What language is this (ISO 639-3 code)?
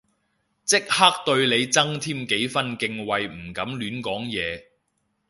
yue